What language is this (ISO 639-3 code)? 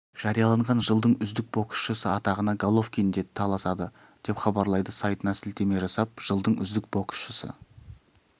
kaz